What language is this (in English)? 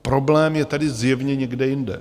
Czech